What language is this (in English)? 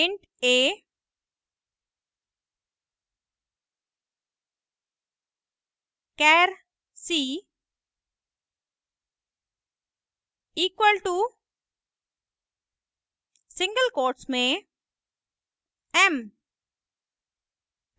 Hindi